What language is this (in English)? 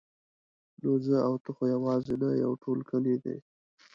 Pashto